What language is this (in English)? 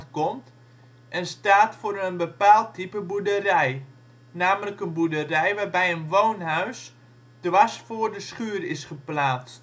Dutch